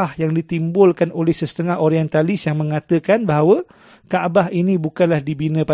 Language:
Malay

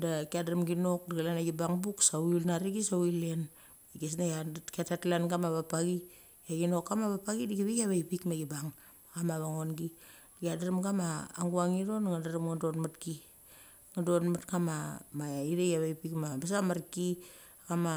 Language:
Mali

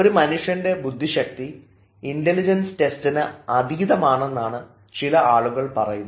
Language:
Malayalam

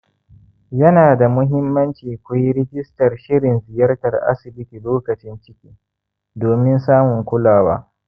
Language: Hausa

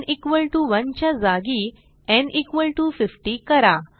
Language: Marathi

